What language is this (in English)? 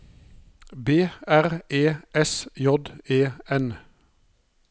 Norwegian